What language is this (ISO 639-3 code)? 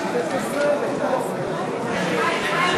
heb